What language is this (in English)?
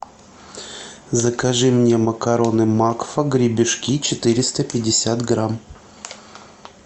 Russian